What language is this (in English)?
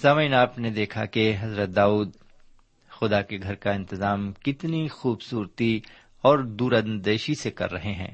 Urdu